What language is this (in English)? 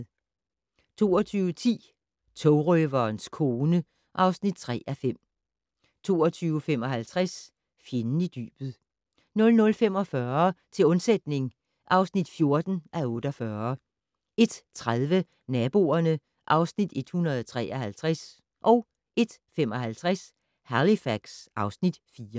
Danish